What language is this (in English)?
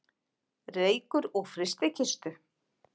Icelandic